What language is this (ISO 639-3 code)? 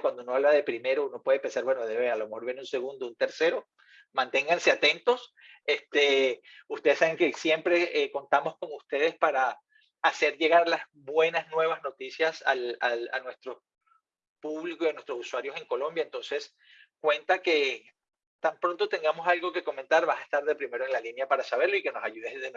spa